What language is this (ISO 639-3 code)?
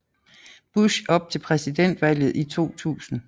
dan